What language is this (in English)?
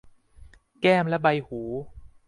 Thai